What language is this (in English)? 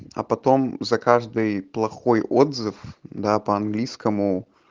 Russian